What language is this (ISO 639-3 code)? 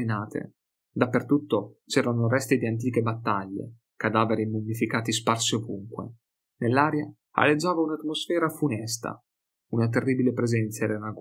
ita